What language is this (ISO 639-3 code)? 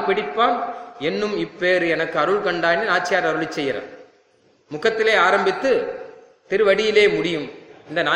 tam